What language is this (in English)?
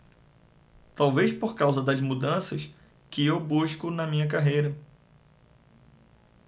Portuguese